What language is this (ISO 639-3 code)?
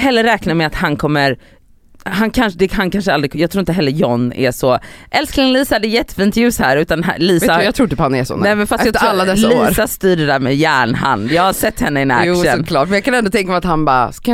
swe